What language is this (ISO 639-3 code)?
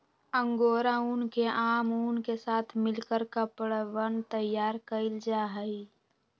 mag